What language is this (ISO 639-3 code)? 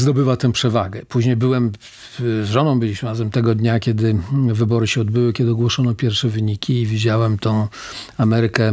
pol